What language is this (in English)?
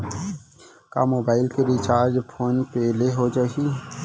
Chhattisgarhi